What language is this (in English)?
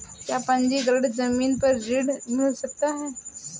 Hindi